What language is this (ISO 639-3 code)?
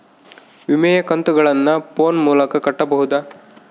kan